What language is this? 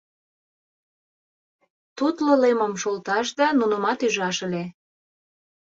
Mari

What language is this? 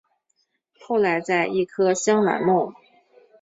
Chinese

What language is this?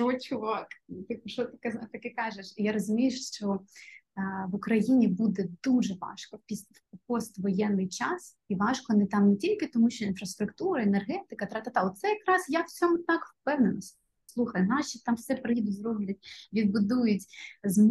Ukrainian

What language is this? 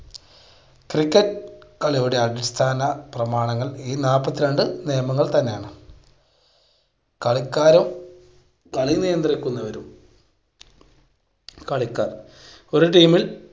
Malayalam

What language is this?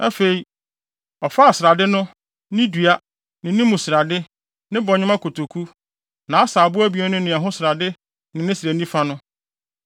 Akan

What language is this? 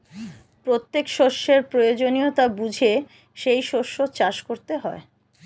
Bangla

